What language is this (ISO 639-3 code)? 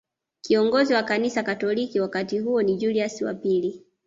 swa